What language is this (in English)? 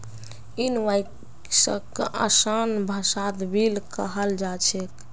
Magahi